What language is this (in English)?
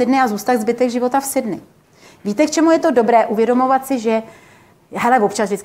Czech